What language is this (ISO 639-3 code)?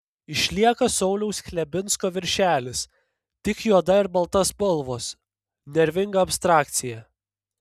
lit